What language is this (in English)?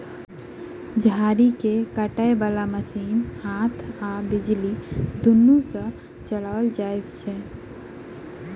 Maithili